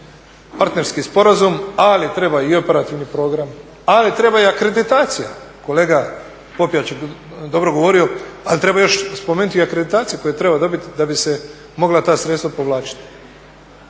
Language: Croatian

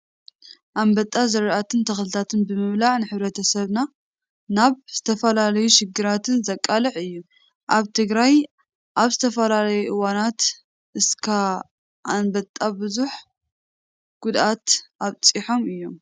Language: Tigrinya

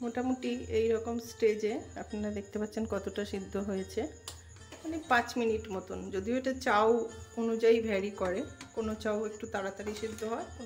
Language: Hindi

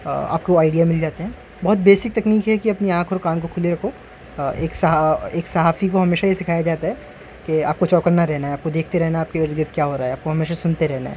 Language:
Urdu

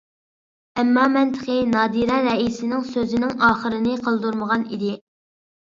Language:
Uyghur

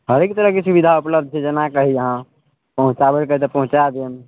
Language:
Maithili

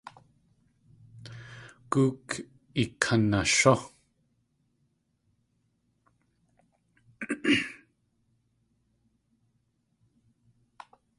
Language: Tlingit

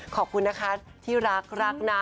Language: Thai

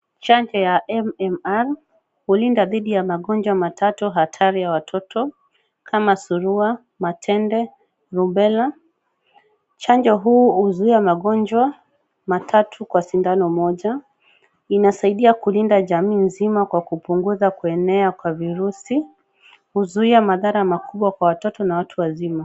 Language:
Swahili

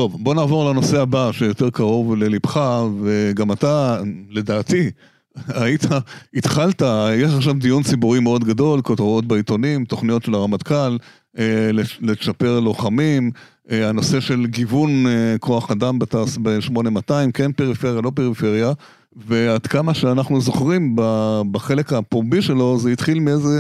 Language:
Hebrew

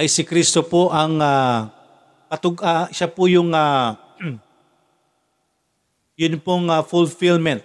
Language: Filipino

